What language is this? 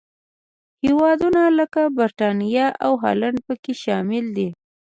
Pashto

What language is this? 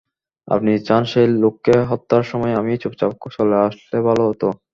Bangla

